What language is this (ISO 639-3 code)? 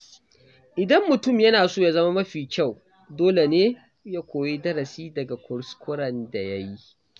hau